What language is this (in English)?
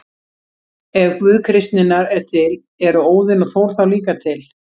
Icelandic